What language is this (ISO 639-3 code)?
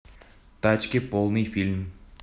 rus